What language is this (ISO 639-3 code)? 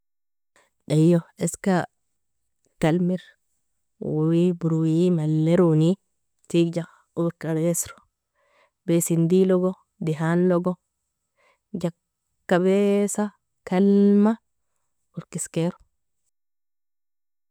fia